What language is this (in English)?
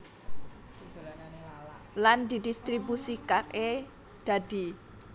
Javanese